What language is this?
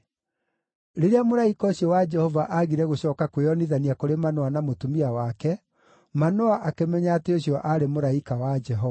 Kikuyu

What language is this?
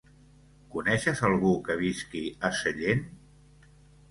Catalan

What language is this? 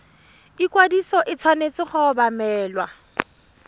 Tswana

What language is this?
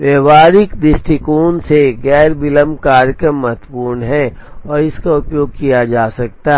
Hindi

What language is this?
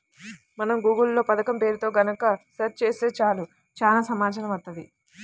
Telugu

